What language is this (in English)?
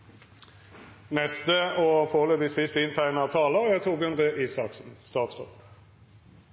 Norwegian